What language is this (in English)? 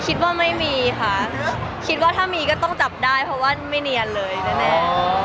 Thai